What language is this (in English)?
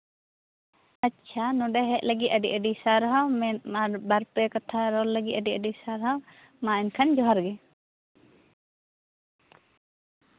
Santali